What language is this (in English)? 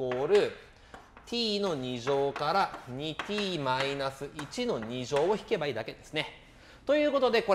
Japanese